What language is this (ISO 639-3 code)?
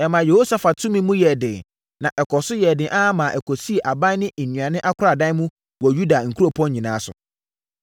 aka